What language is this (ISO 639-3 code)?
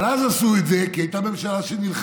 heb